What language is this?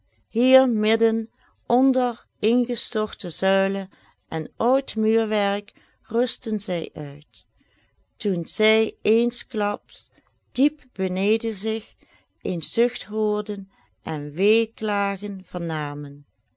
Dutch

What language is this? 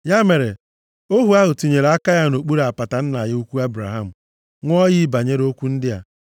Igbo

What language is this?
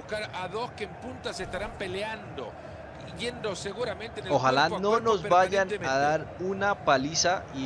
Spanish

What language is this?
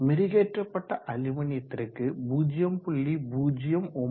Tamil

